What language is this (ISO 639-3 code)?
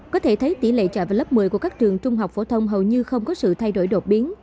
vie